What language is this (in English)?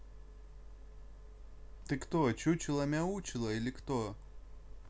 Russian